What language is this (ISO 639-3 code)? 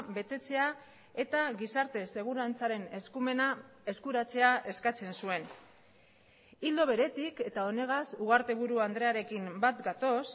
eus